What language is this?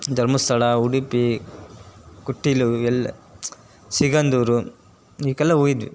Kannada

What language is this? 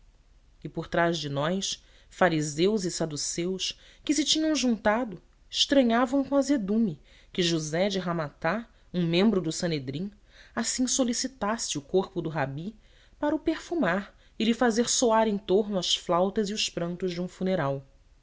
Portuguese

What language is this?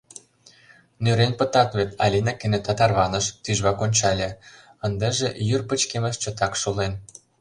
Mari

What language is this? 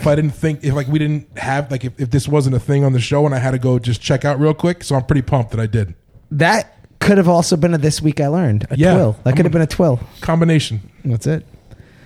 English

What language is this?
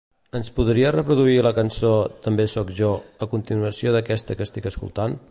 Catalan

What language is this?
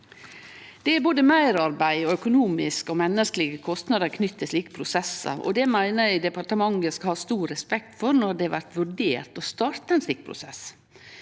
Norwegian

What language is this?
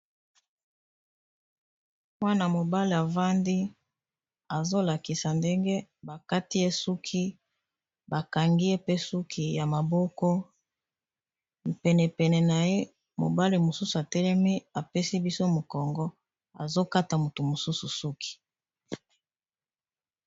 Lingala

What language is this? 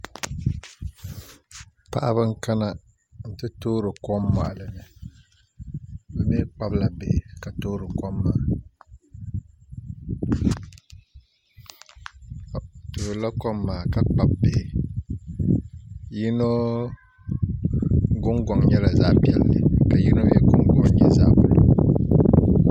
Dagbani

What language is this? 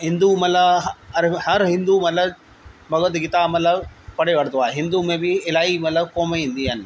Sindhi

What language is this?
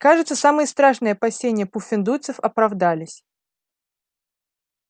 Russian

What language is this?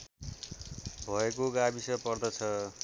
Nepali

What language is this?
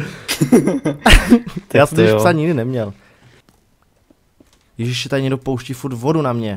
Czech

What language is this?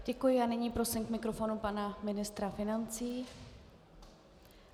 Czech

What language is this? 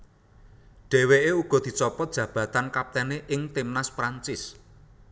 Javanese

